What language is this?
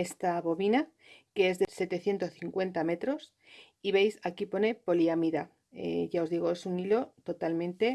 Spanish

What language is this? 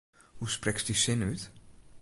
Western Frisian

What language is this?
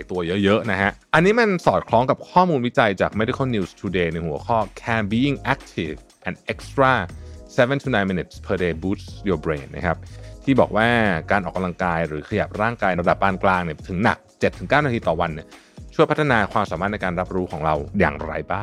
Thai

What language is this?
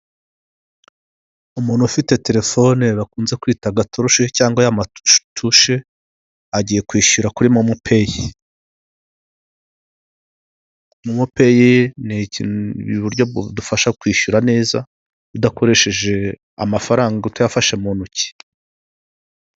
Kinyarwanda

